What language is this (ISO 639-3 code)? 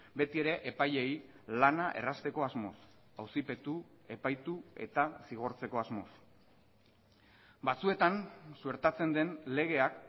eus